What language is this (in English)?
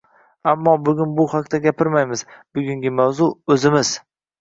Uzbek